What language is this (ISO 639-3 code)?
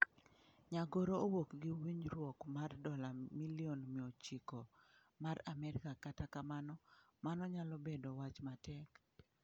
luo